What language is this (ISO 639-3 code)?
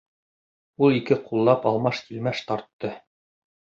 bak